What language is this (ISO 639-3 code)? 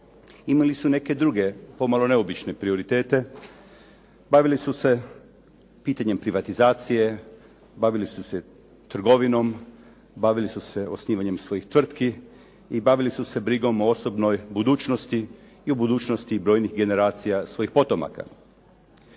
hrv